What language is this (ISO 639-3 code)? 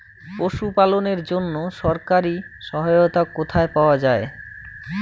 ben